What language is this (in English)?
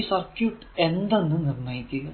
Malayalam